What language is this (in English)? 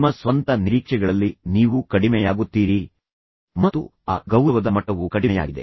Kannada